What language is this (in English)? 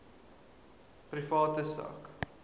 Afrikaans